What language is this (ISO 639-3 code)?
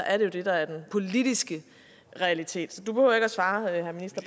dan